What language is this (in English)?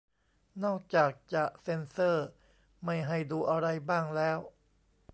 Thai